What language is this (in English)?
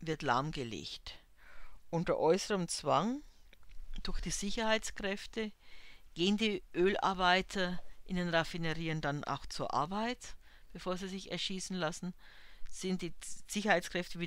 German